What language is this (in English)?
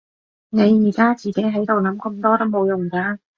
Cantonese